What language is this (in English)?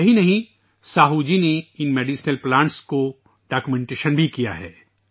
Urdu